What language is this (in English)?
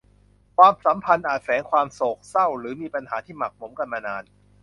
Thai